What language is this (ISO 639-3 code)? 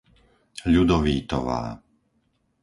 slk